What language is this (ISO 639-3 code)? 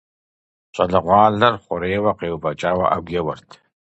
kbd